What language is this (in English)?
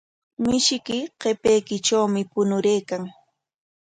Corongo Ancash Quechua